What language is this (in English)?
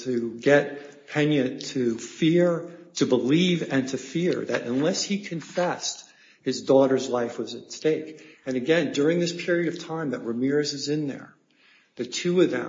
English